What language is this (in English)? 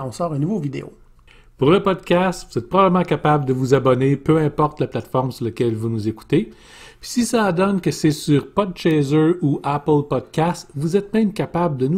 French